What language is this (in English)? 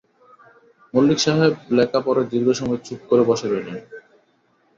Bangla